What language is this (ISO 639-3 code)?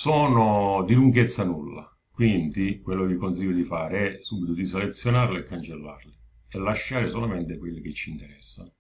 ita